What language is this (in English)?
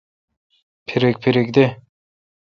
Kalkoti